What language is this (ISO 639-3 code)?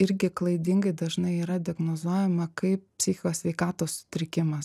lit